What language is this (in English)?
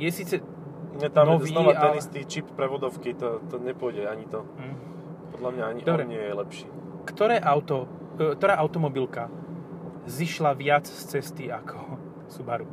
Slovak